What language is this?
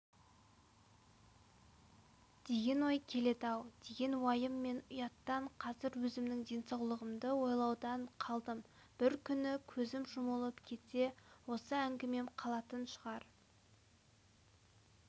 Kazakh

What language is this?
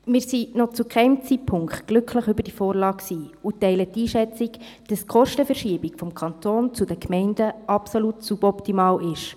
Swiss German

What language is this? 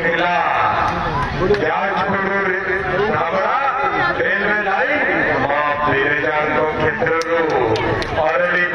Punjabi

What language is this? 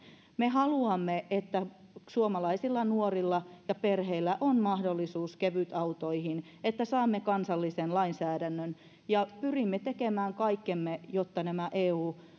Finnish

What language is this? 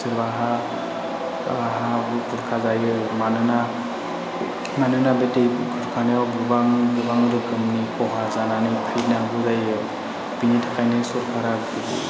Bodo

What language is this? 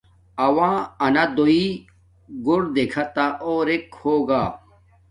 Domaaki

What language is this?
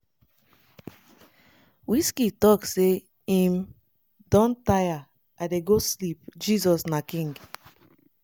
Nigerian Pidgin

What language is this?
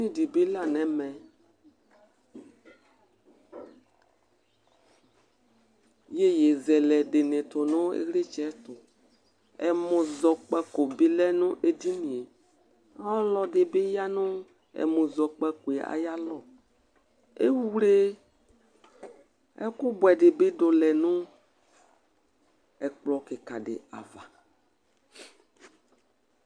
Ikposo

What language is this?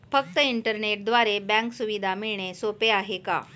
Marathi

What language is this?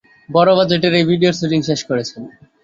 Bangla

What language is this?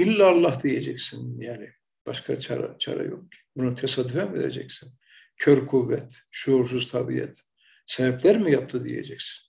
Turkish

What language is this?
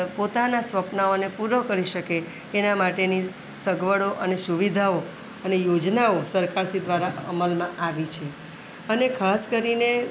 Gujarati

